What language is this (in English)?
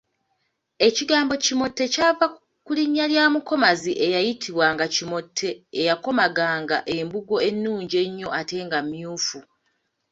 Ganda